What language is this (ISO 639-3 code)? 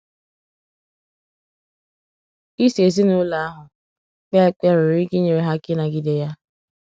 ibo